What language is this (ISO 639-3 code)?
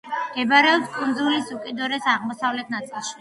kat